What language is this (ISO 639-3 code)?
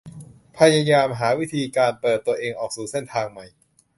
tha